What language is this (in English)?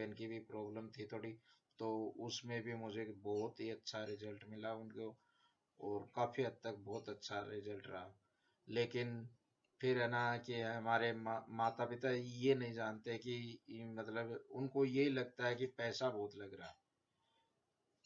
Hindi